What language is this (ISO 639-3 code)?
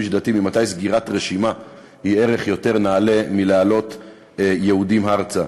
heb